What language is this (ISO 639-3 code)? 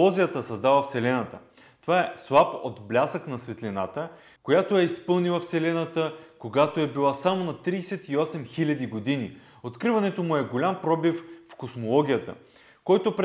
bul